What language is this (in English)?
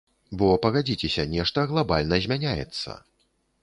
Belarusian